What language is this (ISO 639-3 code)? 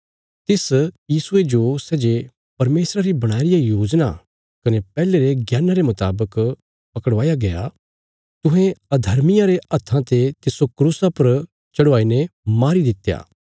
kfs